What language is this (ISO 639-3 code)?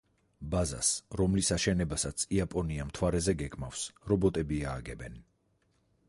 kat